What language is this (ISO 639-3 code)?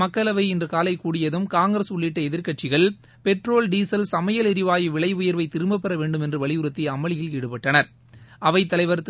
tam